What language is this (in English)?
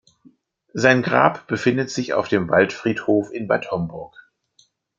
German